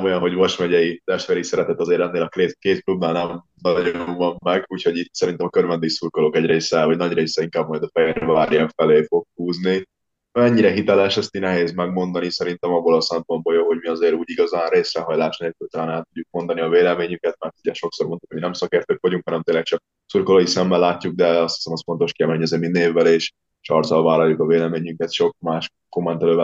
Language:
Hungarian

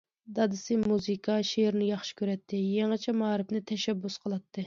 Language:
Uyghur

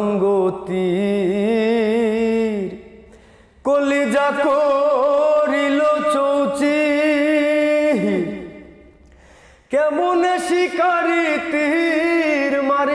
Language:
Bangla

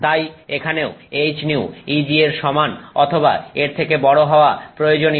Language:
Bangla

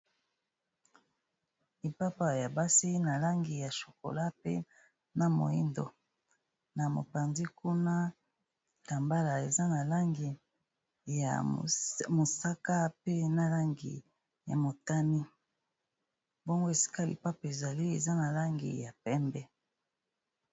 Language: Lingala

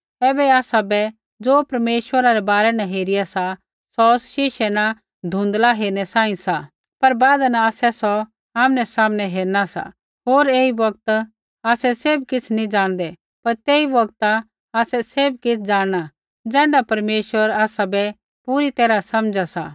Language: Kullu Pahari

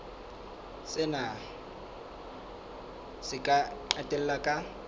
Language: Southern Sotho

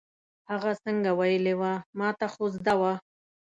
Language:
Pashto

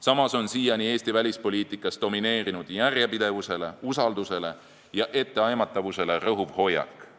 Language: Estonian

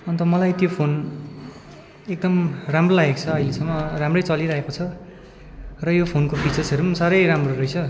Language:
Nepali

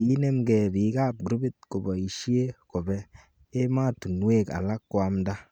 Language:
Kalenjin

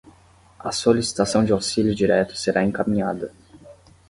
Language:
Portuguese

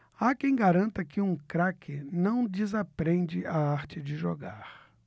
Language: Portuguese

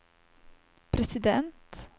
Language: Swedish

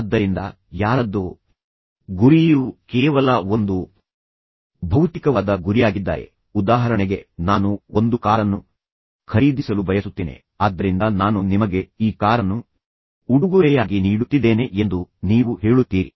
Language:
Kannada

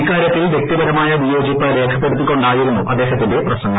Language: Malayalam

